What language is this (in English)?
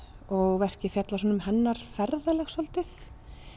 Icelandic